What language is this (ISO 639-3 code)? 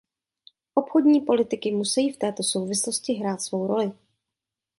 ces